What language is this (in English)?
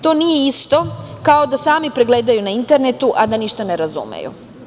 Serbian